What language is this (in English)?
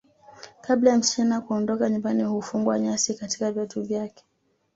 Swahili